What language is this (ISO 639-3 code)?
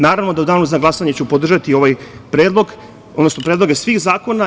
srp